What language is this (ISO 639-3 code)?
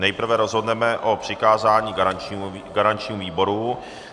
ces